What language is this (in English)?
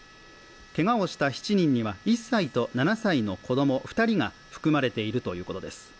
Japanese